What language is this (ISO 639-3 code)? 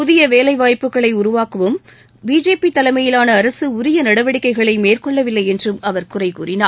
tam